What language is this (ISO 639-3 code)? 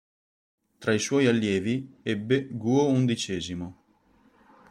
ita